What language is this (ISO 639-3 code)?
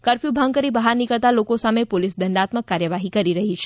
guj